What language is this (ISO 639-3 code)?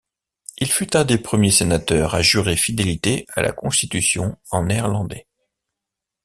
fra